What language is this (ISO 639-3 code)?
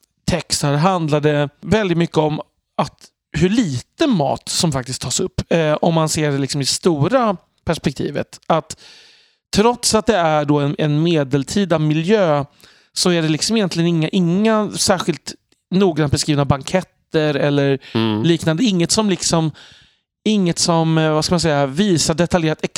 swe